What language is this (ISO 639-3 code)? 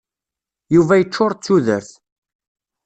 kab